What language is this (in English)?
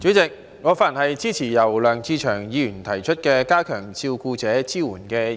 Cantonese